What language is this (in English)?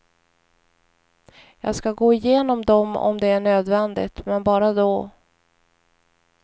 Swedish